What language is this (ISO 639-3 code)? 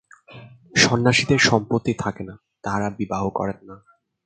ben